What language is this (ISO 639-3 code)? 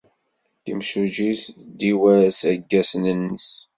kab